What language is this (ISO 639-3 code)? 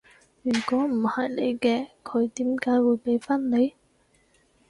yue